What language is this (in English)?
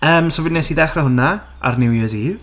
Welsh